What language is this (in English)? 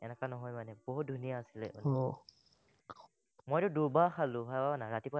Assamese